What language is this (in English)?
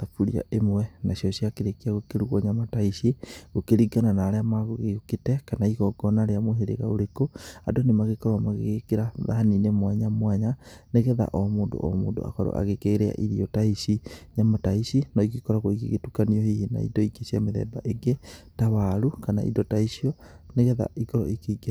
Kikuyu